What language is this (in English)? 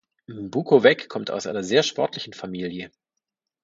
German